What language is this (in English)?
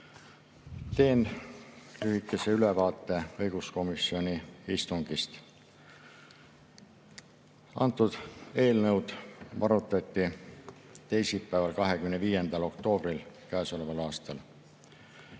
Estonian